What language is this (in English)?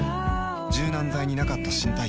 Japanese